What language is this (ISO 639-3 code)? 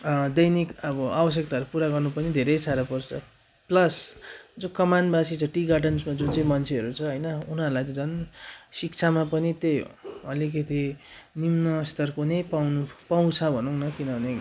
nep